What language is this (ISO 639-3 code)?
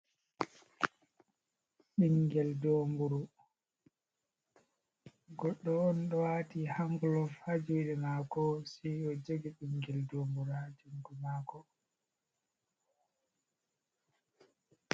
ful